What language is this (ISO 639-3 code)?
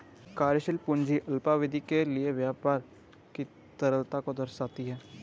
hin